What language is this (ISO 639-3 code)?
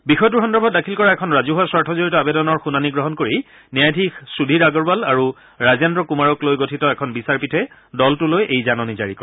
asm